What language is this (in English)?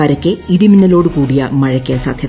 Malayalam